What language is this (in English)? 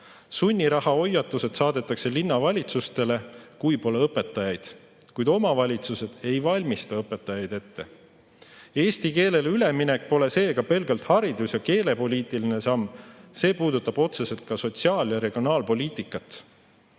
Estonian